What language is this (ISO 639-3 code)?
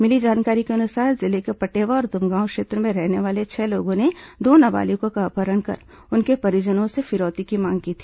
hin